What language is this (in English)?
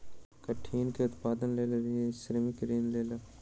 Maithili